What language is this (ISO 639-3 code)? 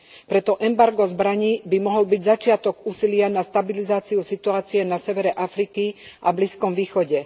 slk